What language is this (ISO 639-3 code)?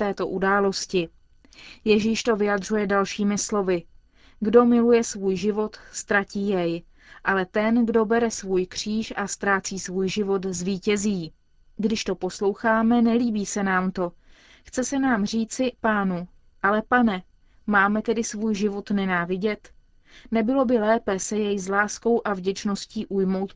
ces